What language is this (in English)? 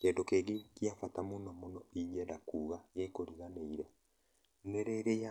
Kikuyu